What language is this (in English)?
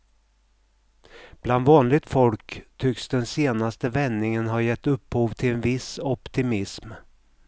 Swedish